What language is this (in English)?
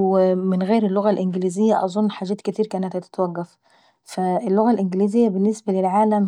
Saidi Arabic